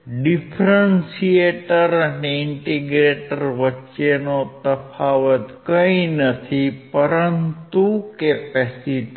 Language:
Gujarati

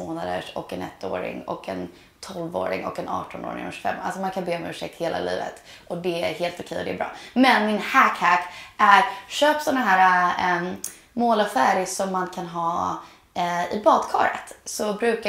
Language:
Swedish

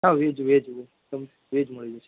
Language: Gujarati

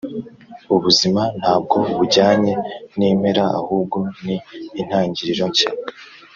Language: Kinyarwanda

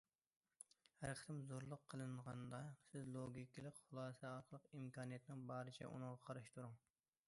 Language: Uyghur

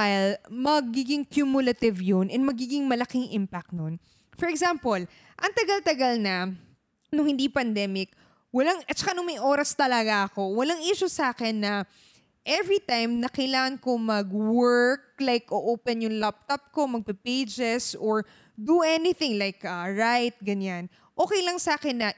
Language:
Filipino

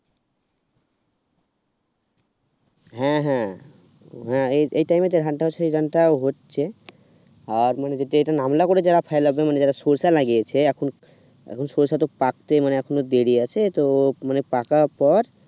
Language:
Bangla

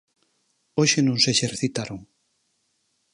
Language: Galician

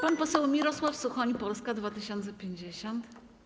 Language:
Polish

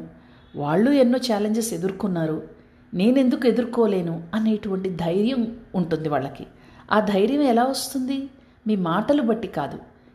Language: Telugu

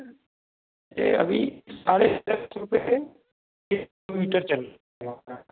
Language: Hindi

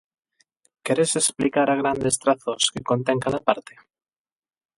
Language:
Galician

